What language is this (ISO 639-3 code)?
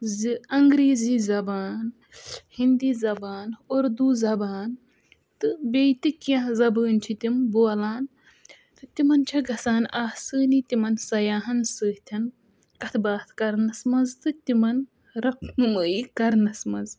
kas